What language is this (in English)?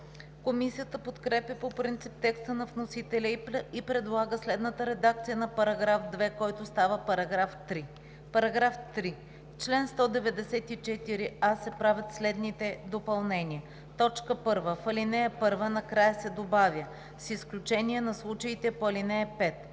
Bulgarian